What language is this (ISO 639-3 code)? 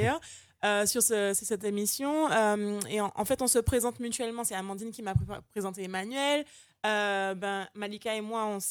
fra